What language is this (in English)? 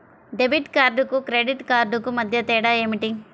Telugu